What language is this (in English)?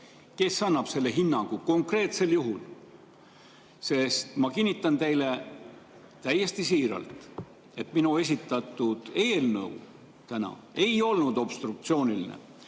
Estonian